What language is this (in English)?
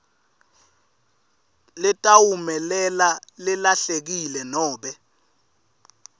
Swati